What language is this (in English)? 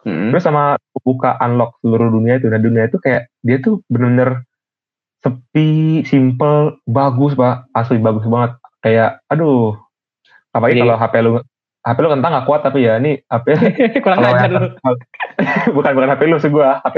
Indonesian